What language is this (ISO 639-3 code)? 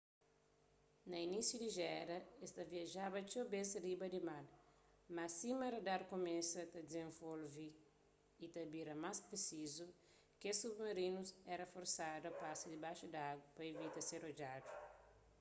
kea